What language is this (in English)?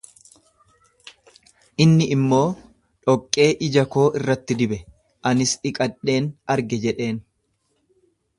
Oromo